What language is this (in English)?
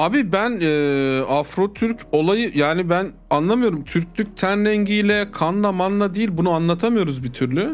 Turkish